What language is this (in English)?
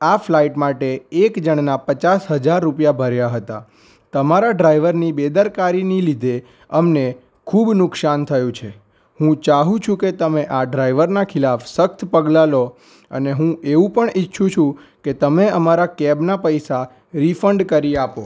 Gujarati